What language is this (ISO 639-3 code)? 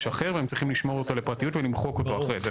heb